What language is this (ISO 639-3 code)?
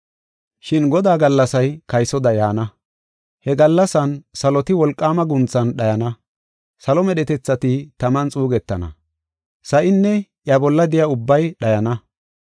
gof